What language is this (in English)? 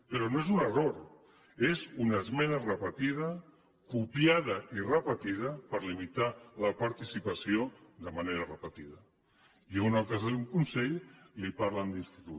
Catalan